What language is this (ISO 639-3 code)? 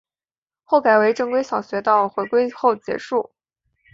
zho